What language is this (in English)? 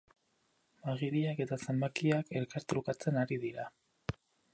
Basque